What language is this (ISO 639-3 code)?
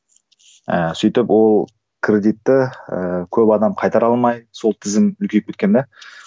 kaz